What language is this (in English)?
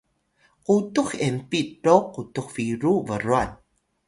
Atayal